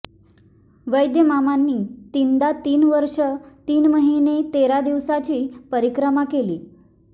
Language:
Marathi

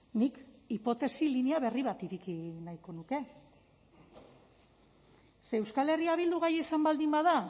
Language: Basque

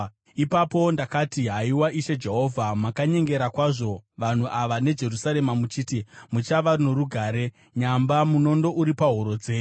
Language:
Shona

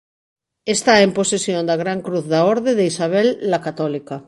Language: Galician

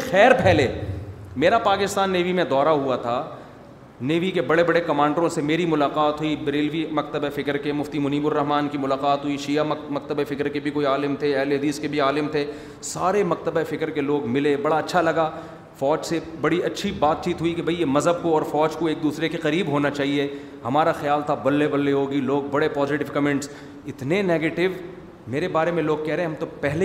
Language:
Urdu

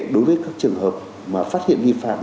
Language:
Vietnamese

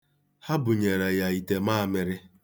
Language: Igbo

